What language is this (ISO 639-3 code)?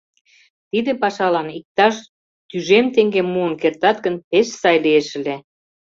chm